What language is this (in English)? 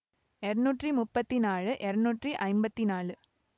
Tamil